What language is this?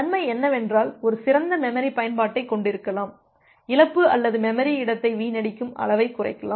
Tamil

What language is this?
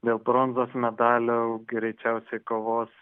Lithuanian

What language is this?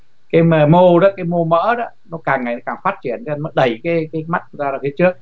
Vietnamese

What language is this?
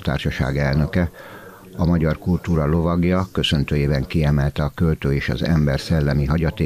Hungarian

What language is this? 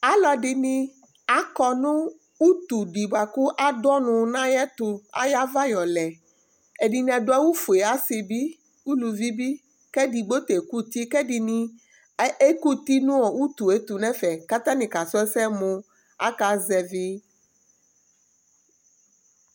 Ikposo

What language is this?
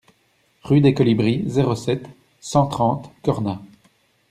French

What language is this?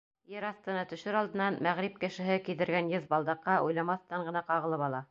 Bashkir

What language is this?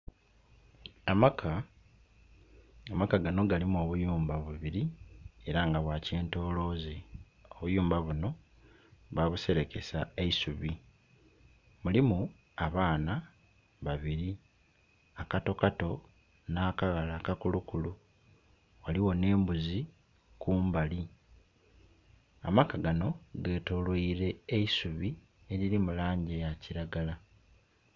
Soga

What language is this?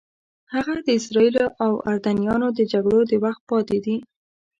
Pashto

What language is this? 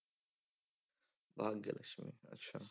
Punjabi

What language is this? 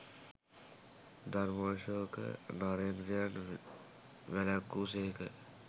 Sinhala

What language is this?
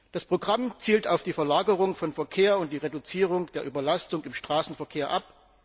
German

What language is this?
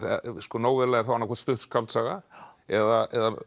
Icelandic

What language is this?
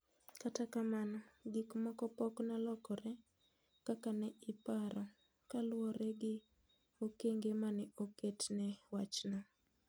Luo (Kenya and Tanzania)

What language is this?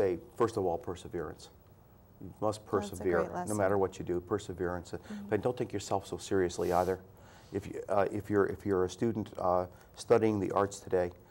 English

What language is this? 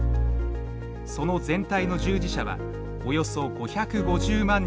Japanese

